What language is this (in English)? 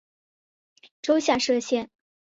Chinese